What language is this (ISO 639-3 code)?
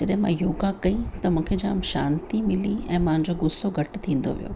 snd